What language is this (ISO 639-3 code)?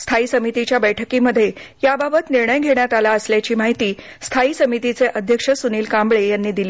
mar